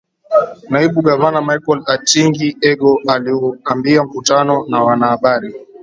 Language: Swahili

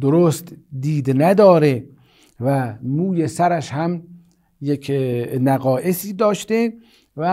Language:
Persian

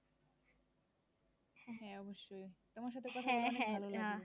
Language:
Bangla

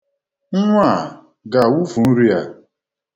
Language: Igbo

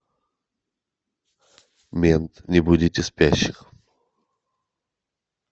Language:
Russian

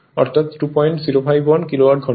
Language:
Bangla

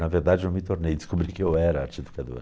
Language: Portuguese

